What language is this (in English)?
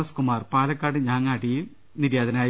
Malayalam